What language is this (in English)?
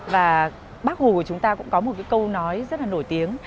Vietnamese